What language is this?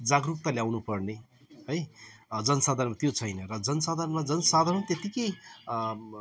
Nepali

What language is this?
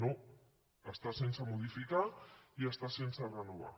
Catalan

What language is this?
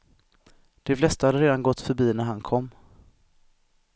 Swedish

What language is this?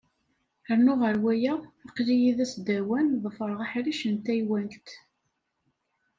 Kabyle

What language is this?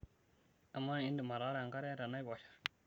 Masai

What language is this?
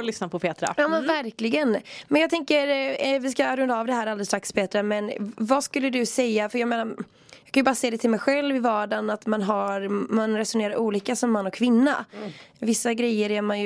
Swedish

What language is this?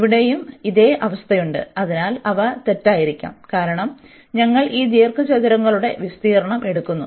Malayalam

